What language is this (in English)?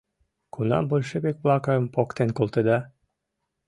Mari